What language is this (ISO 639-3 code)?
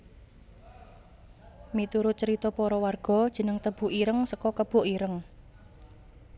jav